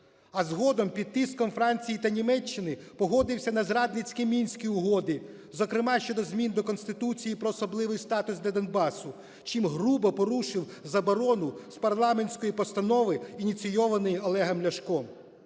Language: Ukrainian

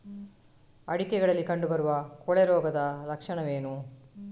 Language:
Kannada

